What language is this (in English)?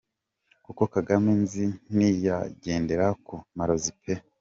Kinyarwanda